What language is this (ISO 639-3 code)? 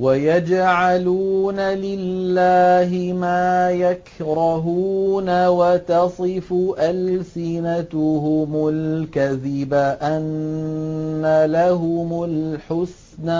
ara